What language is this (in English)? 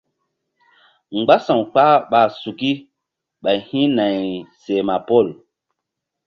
Mbum